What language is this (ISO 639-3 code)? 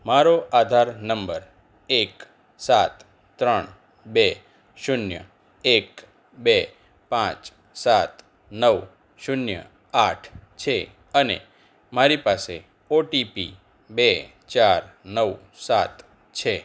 guj